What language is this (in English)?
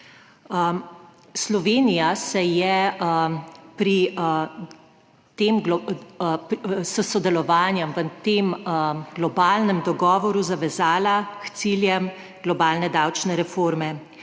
Slovenian